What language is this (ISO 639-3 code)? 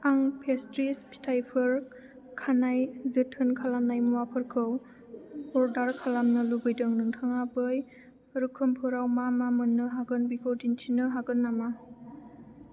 brx